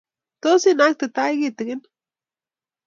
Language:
Kalenjin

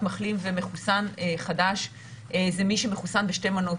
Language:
Hebrew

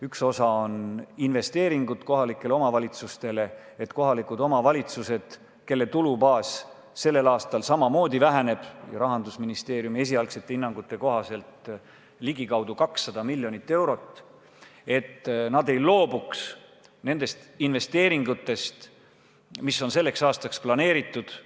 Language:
Estonian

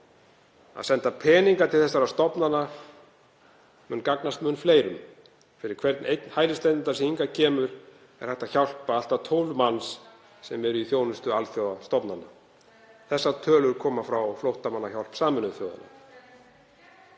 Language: Icelandic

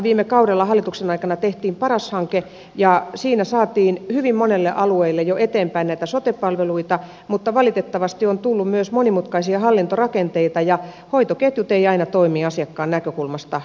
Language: Finnish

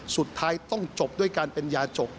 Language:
Thai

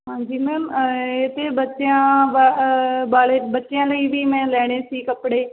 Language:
Punjabi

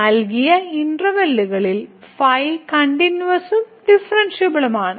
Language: Malayalam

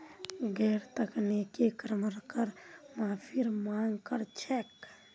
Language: Magahi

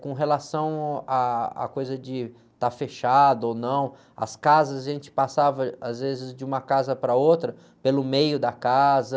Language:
Portuguese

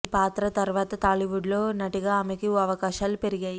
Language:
Telugu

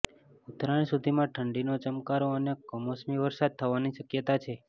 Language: Gujarati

